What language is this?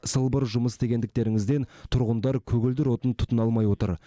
Kazakh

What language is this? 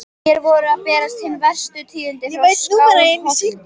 Icelandic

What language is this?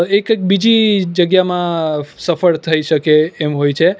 Gujarati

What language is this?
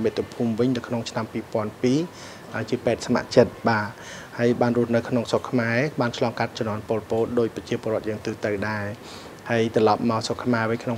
Thai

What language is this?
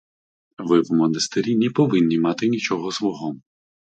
Ukrainian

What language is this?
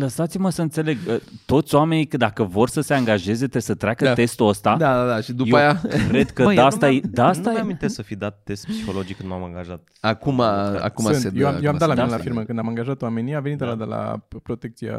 Romanian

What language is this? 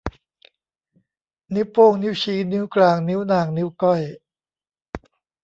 Thai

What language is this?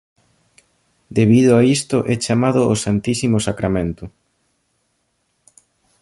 Galician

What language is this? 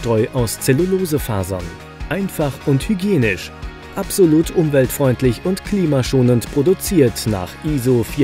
German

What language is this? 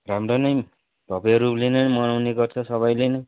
Nepali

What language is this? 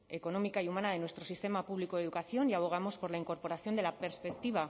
Spanish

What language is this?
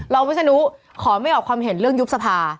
Thai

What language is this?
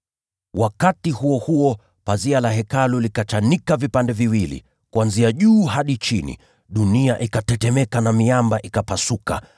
Swahili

